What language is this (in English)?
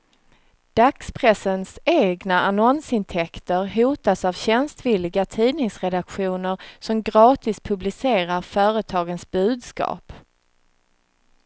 Swedish